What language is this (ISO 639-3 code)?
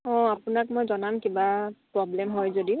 asm